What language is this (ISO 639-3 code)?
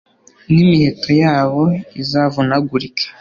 kin